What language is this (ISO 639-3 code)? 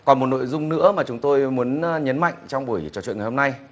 vie